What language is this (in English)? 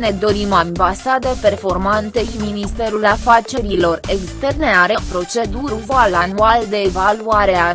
Romanian